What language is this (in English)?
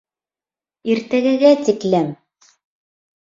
Bashkir